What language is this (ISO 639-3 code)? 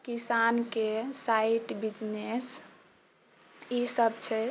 mai